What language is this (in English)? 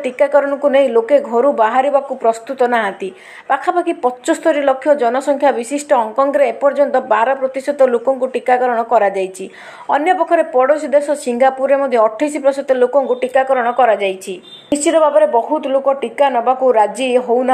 Hindi